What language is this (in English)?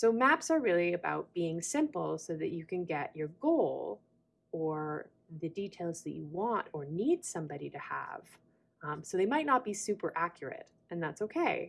English